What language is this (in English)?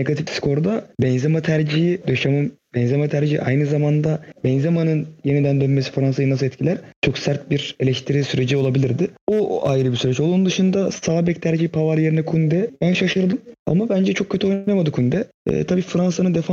Turkish